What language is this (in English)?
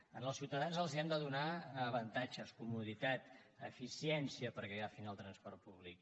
Catalan